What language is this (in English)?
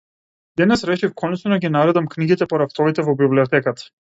Macedonian